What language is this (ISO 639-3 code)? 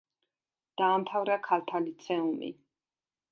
kat